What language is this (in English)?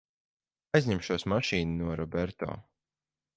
Latvian